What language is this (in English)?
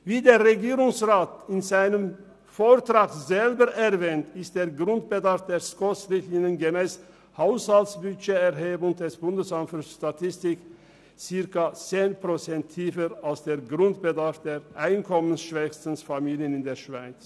Swiss German